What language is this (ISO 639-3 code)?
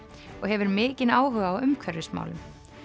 isl